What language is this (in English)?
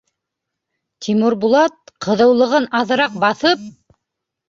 Bashkir